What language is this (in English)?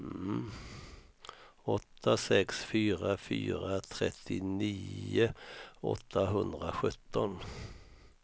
Swedish